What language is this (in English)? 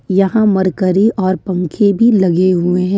Hindi